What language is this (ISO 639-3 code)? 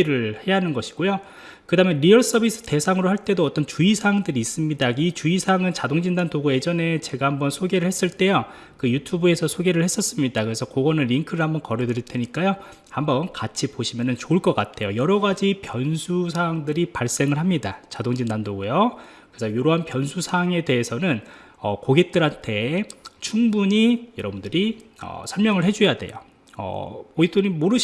kor